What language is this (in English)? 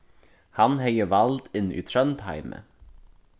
Faroese